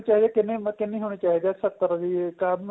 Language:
Punjabi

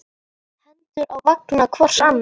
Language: Icelandic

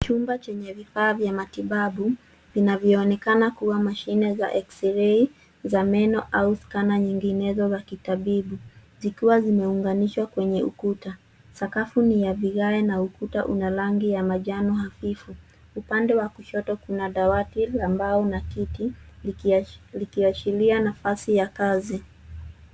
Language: Swahili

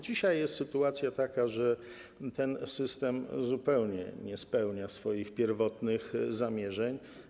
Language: Polish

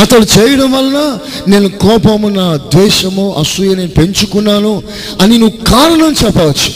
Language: Telugu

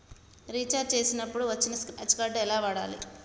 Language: Telugu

